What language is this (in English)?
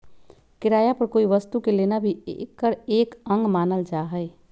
Magahi